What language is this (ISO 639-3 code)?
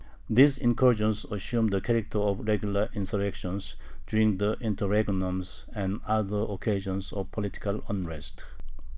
eng